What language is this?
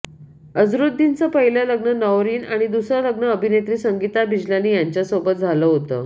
Marathi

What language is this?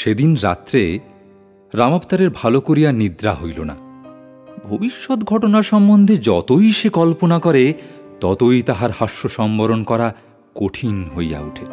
Bangla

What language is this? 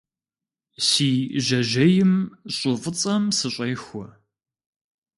Kabardian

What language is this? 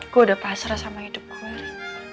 Indonesian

